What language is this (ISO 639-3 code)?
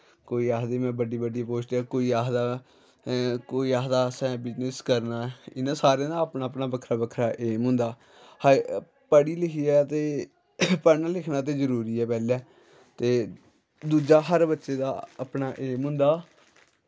doi